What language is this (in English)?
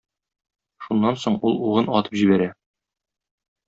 Tatar